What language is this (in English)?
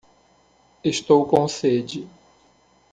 Portuguese